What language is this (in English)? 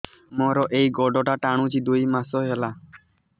Odia